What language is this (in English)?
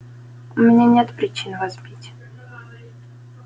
Russian